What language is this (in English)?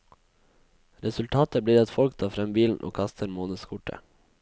Norwegian